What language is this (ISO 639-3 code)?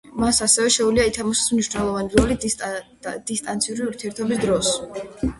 kat